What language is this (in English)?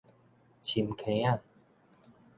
Min Nan Chinese